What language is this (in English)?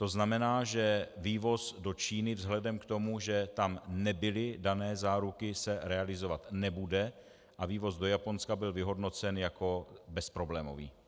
Czech